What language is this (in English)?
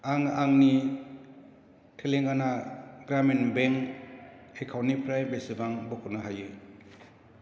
Bodo